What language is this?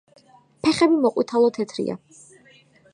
Georgian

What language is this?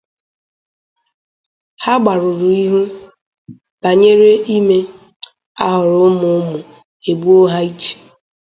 Igbo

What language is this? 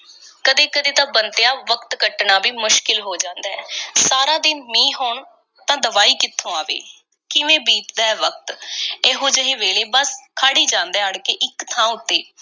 Punjabi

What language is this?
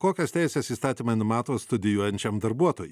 Lithuanian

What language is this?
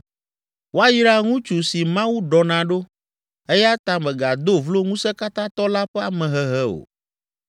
Ewe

